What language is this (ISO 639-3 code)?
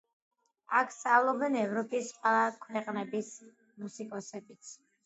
kat